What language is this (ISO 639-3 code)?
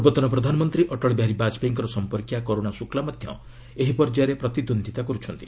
ori